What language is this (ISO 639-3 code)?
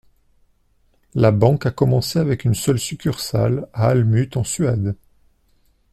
fra